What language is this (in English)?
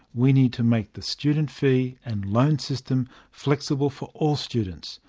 English